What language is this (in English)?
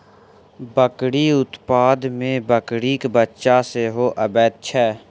Maithili